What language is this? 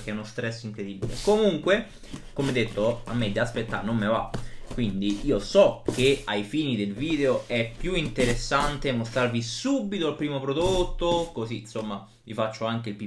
Italian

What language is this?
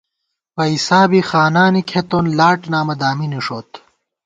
Gawar-Bati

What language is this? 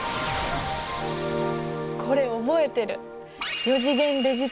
Japanese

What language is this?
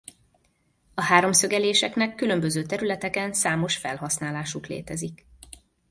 Hungarian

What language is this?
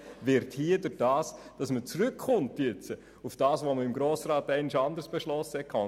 Swiss German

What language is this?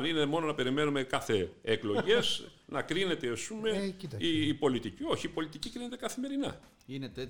Greek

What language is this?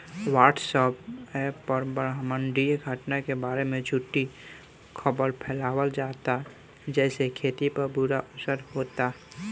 Bhojpuri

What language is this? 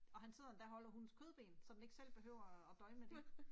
Danish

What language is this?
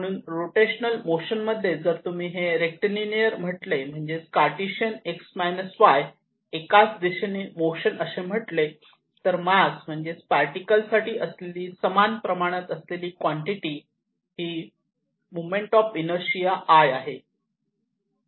Marathi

